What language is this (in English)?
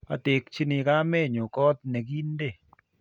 Kalenjin